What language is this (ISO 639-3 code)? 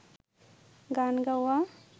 ben